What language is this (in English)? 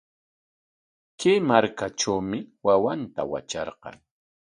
Corongo Ancash Quechua